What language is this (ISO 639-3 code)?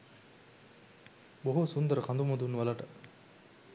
sin